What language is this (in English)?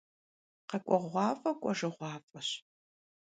Kabardian